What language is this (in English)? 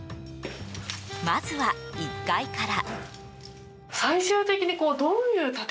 Japanese